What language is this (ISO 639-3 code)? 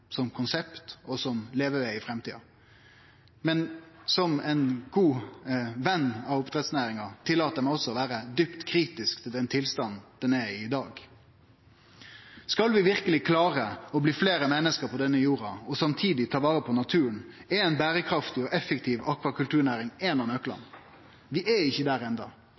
nno